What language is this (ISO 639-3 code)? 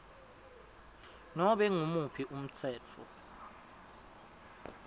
ssw